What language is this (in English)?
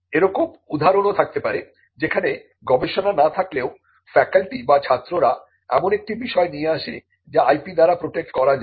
Bangla